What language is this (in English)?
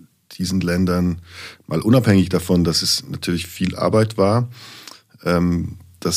German